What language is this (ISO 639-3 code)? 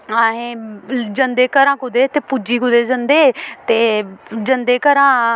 doi